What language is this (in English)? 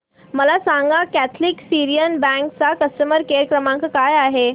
Marathi